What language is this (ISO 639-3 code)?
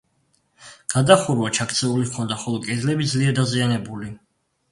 kat